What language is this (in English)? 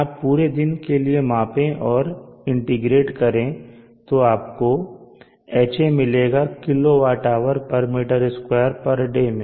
Hindi